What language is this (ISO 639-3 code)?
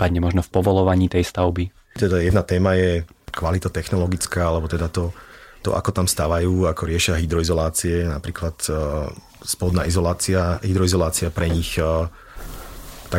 slk